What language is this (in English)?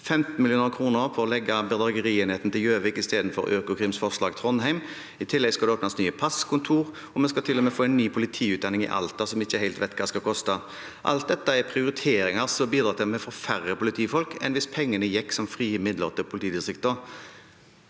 Norwegian